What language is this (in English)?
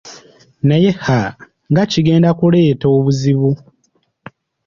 Ganda